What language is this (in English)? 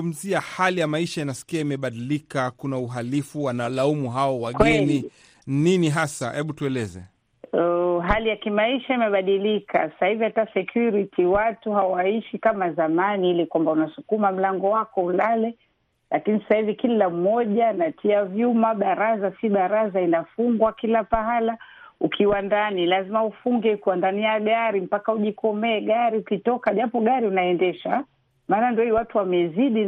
Swahili